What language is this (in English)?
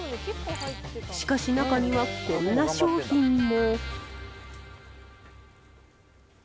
Japanese